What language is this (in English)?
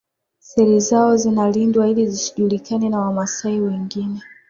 Swahili